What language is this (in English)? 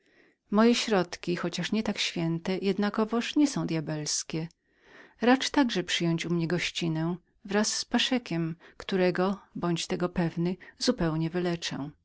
Polish